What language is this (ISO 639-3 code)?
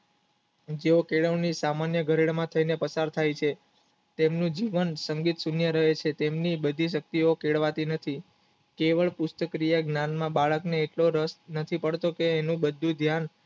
guj